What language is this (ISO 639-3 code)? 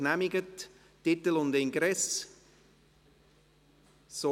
gsw